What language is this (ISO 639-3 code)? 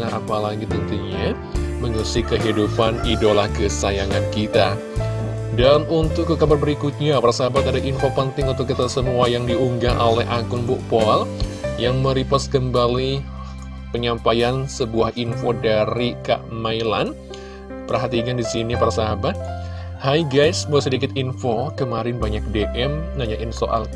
ind